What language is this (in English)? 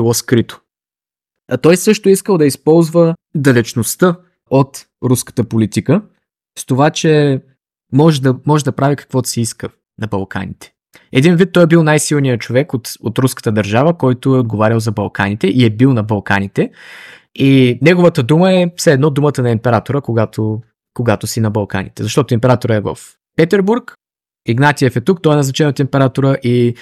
Bulgarian